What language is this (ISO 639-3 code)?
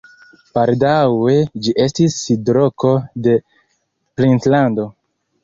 epo